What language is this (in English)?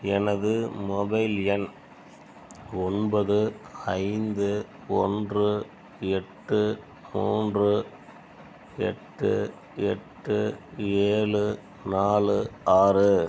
Tamil